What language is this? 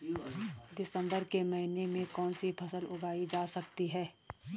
Hindi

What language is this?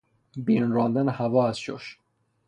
Persian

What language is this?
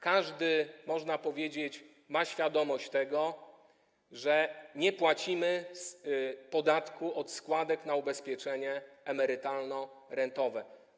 Polish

